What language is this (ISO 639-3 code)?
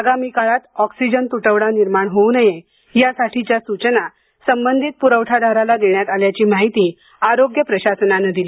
mar